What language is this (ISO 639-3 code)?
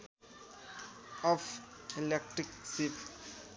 nep